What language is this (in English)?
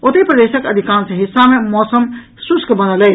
Maithili